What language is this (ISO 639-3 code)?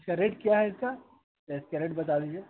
urd